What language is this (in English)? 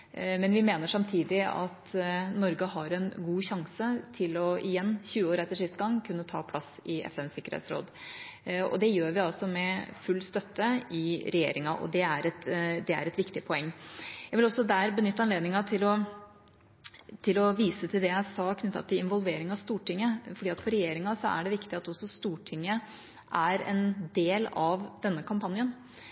Norwegian Bokmål